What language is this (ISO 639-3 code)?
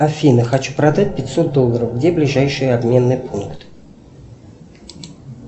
rus